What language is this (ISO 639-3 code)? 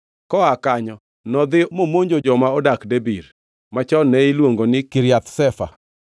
luo